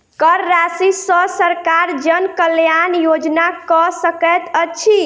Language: Maithili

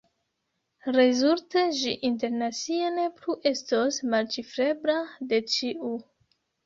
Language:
Esperanto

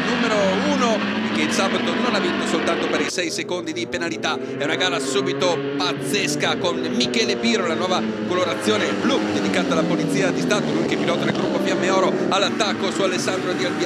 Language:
Italian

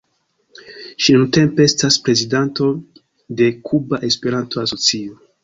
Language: Esperanto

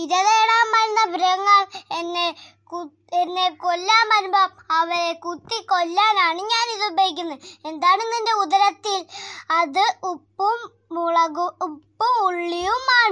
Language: Malayalam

